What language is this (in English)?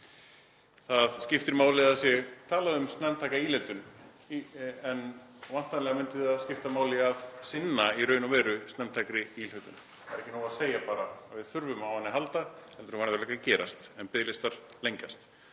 Icelandic